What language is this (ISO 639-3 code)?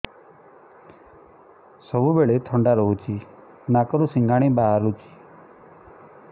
ori